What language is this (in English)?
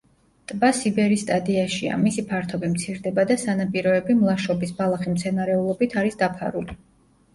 Georgian